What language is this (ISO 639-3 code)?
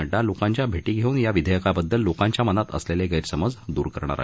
mar